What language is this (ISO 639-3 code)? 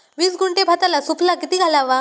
mar